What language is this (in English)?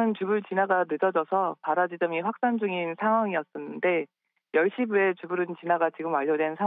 Korean